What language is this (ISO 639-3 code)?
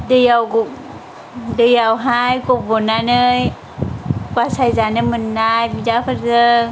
brx